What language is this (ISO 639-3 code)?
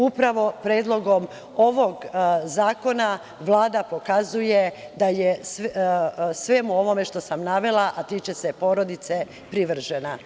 srp